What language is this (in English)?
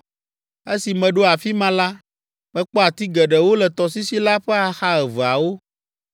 Ewe